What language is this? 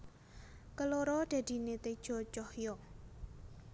Javanese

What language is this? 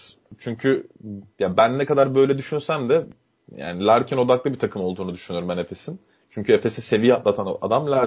Turkish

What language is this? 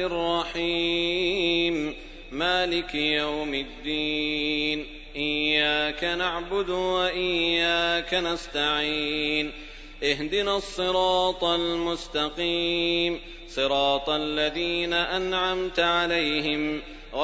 Arabic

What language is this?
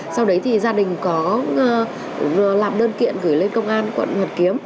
Vietnamese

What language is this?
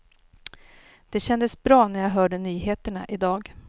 Swedish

